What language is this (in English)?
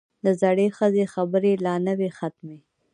Pashto